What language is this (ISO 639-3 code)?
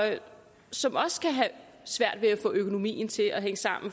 dan